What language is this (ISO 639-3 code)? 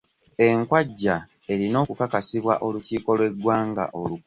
lug